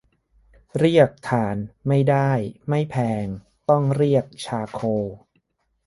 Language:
Thai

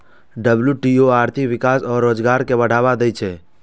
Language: Maithili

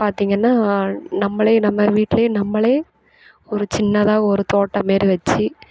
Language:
Tamil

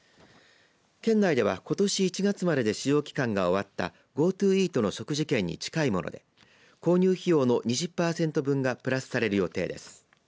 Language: Japanese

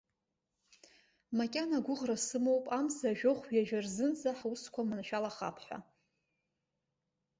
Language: Abkhazian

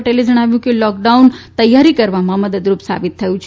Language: Gujarati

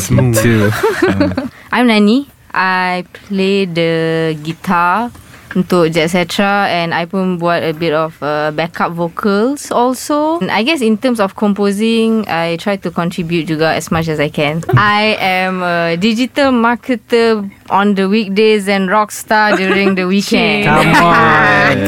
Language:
Malay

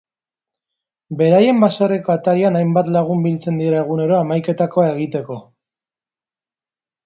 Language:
Basque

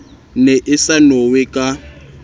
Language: Southern Sotho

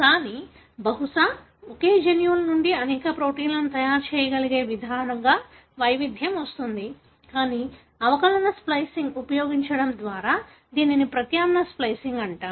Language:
Telugu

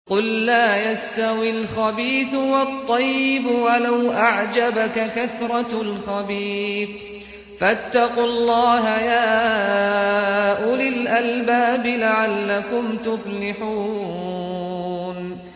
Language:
Arabic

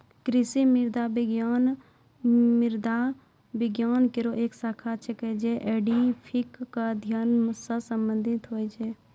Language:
Maithili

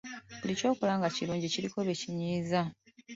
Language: Ganda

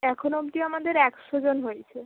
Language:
Bangla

